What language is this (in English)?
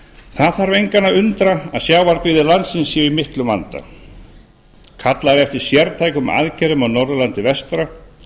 Icelandic